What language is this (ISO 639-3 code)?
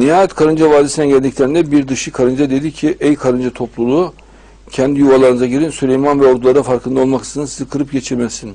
tur